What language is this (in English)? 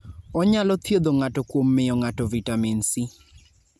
Luo (Kenya and Tanzania)